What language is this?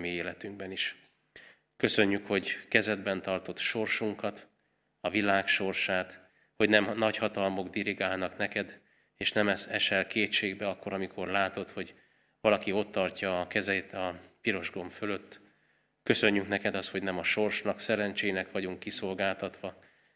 Hungarian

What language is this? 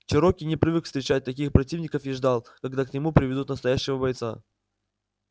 Russian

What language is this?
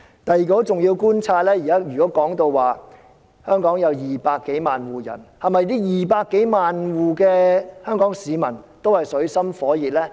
Cantonese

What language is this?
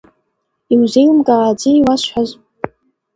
Abkhazian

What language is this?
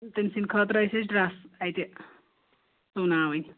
Kashmiri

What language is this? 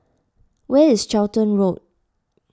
English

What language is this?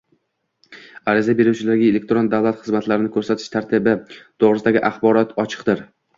Uzbek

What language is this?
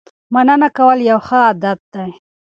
Pashto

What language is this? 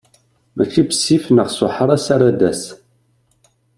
Kabyle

